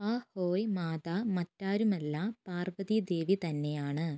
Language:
Malayalam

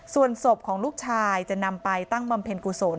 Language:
Thai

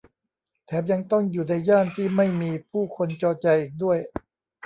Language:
Thai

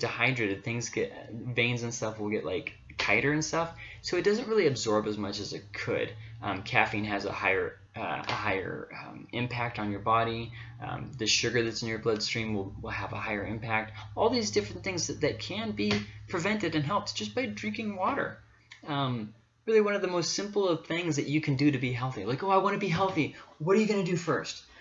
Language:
English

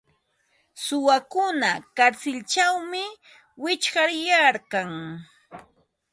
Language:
Ambo-Pasco Quechua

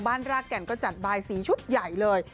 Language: Thai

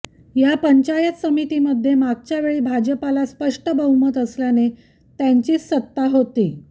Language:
Marathi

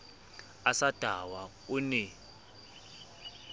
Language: Southern Sotho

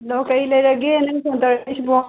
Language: Manipuri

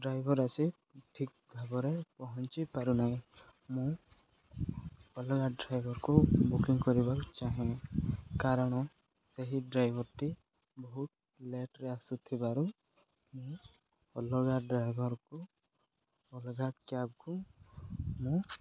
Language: Odia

